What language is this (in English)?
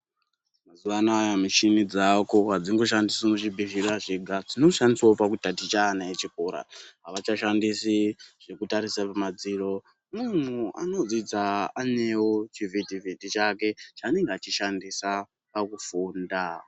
Ndau